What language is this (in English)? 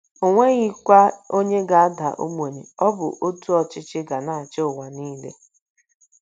Igbo